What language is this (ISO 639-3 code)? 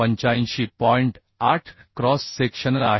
mar